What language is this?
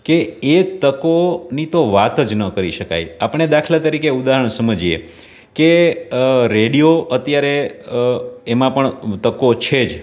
Gujarati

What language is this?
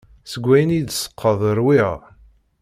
Kabyle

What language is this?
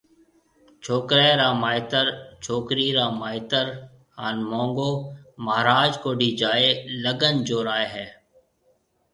Marwari (Pakistan)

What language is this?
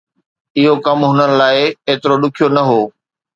Sindhi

